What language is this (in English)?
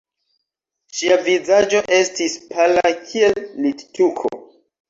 Esperanto